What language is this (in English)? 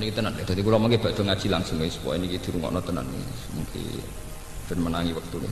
Indonesian